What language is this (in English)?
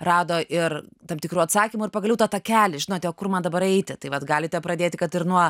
Lithuanian